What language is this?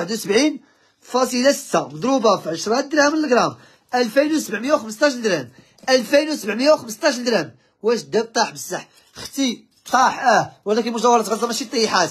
Arabic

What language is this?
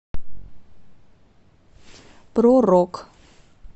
Russian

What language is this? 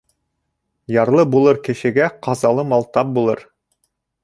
Bashkir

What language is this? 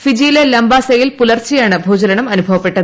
Malayalam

